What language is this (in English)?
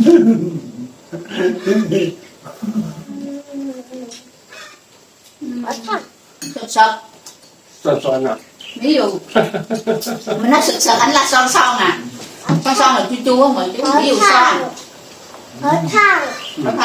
Vietnamese